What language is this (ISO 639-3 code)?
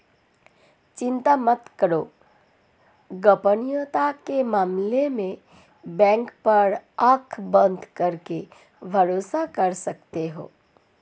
hin